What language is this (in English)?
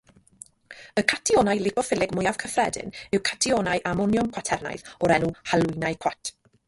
Welsh